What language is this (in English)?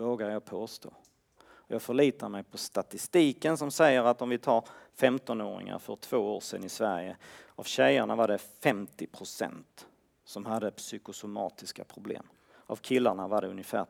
Swedish